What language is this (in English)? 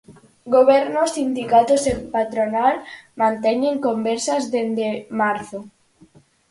Galician